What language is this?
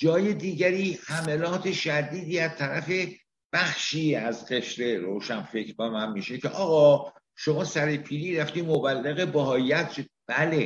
Persian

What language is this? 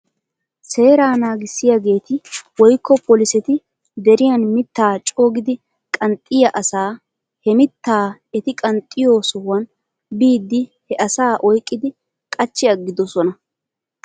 Wolaytta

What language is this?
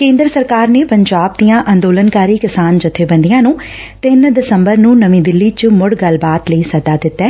Punjabi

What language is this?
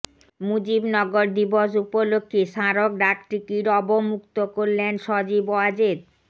Bangla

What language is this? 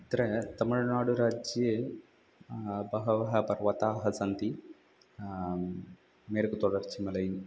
Sanskrit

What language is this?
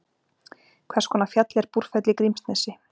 Icelandic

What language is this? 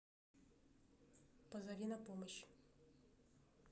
Russian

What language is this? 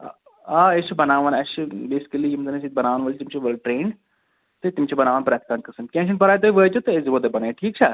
Kashmiri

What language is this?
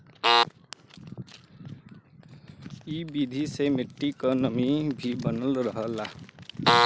Bhojpuri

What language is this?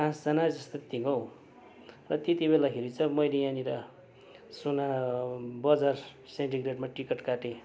Nepali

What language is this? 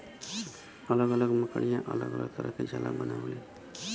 Bhojpuri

